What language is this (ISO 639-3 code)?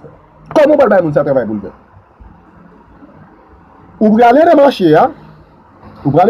fra